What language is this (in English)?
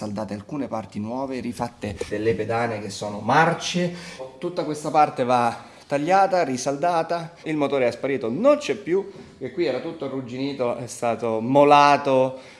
Italian